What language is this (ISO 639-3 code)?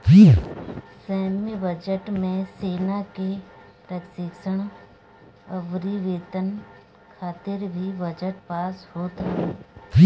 bho